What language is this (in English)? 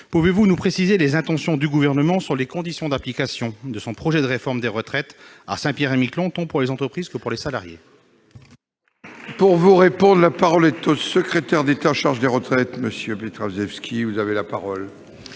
French